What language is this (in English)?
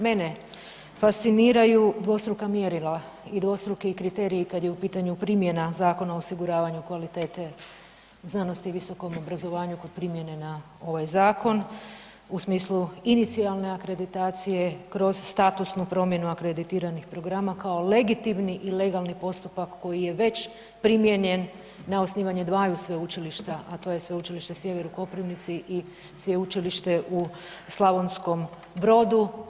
Croatian